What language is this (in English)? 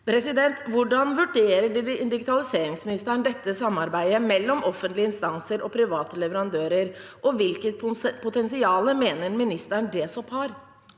Norwegian